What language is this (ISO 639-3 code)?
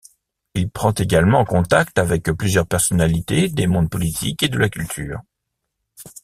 fra